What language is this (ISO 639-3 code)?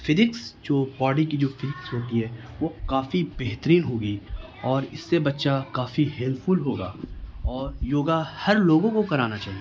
urd